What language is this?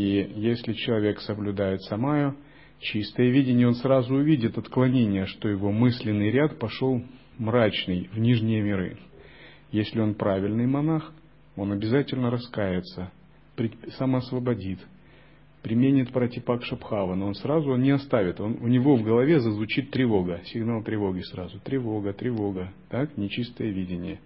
Russian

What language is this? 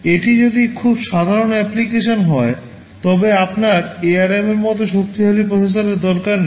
Bangla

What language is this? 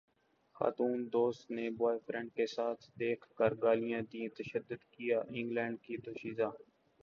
Urdu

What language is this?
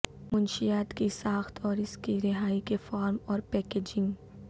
Urdu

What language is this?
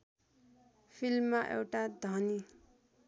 Nepali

